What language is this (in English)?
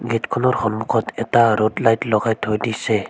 Assamese